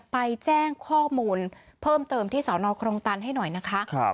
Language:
Thai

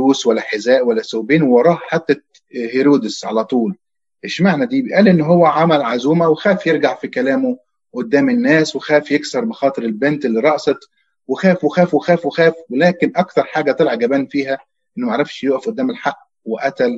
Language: Arabic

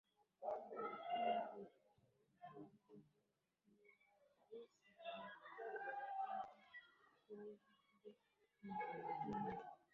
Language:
Swahili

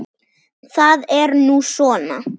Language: Icelandic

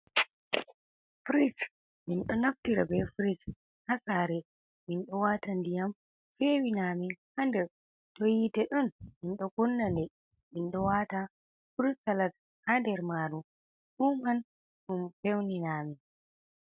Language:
Fula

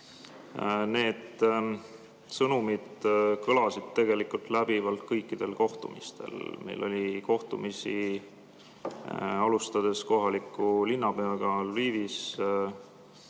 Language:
Estonian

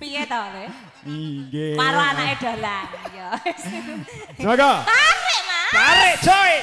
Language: Indonesian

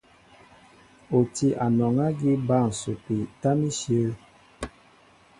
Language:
Mbo (Cameroon)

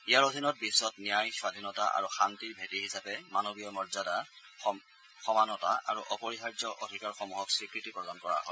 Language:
Assamese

